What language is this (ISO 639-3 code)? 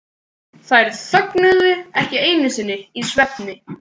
isl